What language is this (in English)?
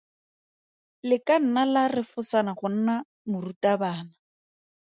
Tswana